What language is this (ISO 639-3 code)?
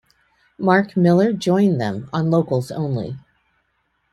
eng